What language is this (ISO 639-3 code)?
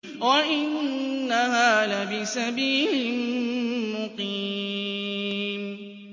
ara